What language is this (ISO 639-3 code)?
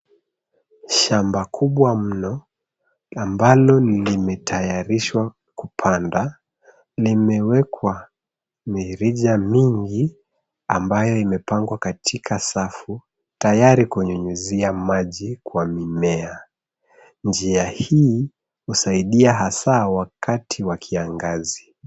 swa